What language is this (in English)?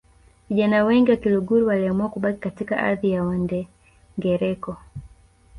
Swahili